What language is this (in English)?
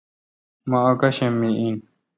Kalkoti